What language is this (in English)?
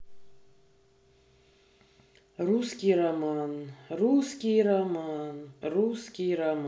Russian